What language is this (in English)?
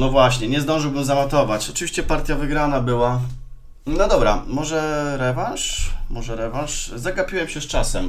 Polish